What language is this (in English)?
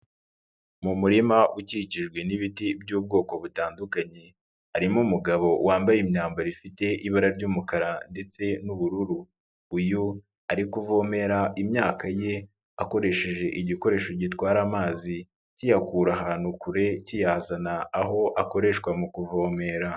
Kinyarwanda